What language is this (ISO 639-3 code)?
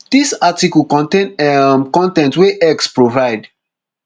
pcm